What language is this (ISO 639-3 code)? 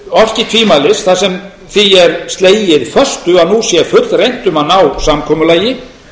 isl